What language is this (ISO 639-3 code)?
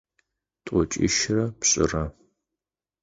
ady